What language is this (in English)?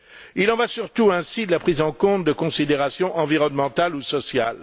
French